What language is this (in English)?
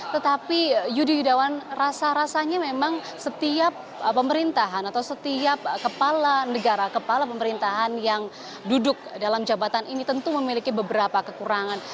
Indonesian